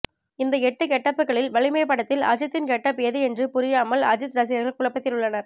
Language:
Tamil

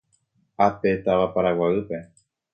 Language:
Guarani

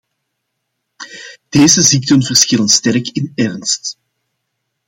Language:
Dutch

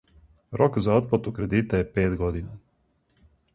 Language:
Serbian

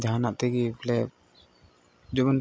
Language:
Santali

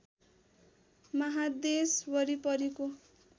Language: Nepali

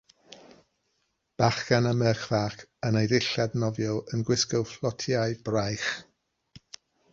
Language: Welsh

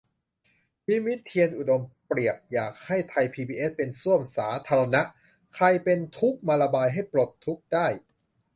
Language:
Thai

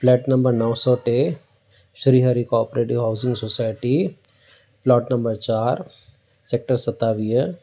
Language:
Sindhi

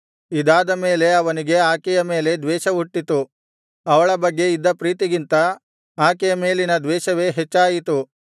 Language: Kannada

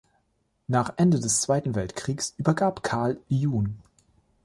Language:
German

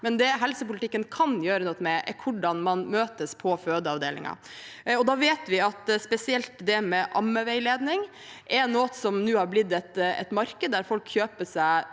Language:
Norwegian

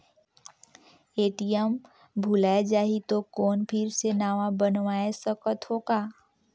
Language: Chhattisgarhi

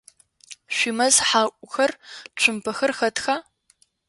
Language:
Adyghe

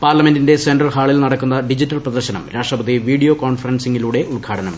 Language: Malayalam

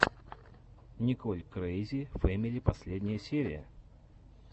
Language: Russian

